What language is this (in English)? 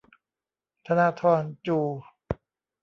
Thai